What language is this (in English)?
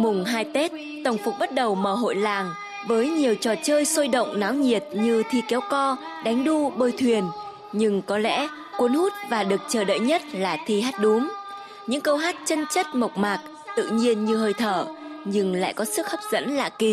Vietnamese